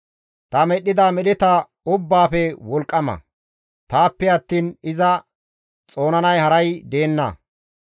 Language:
Gamo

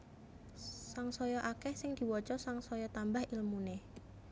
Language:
Javanese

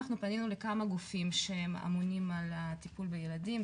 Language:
Hebrew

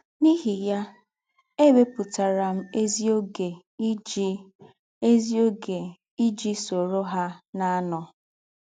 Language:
Igbo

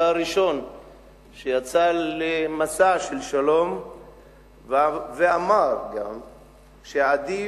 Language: Hebrew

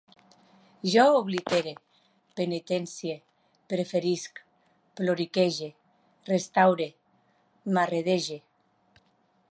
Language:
Catalan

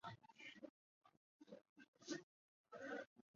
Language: Chinese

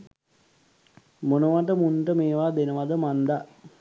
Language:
Sinhala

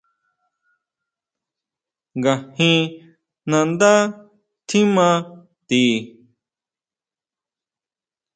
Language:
Huautla Mazatec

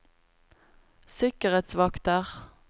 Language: Norwegian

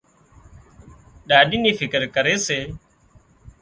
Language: Wadiyara Koli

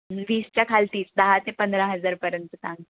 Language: Marathi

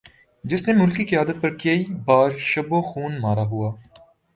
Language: Urdu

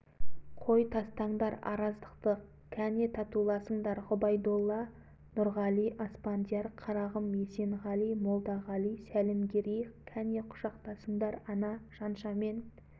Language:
Kazakh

